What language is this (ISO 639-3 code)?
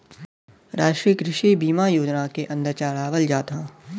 bho